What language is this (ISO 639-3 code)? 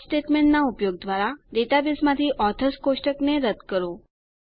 guj